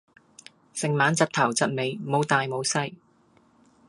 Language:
Cantonese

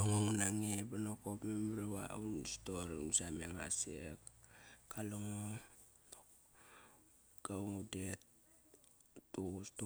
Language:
Kairak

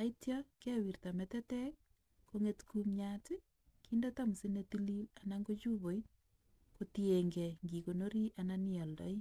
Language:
Kalenjin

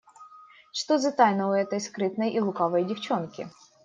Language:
Russian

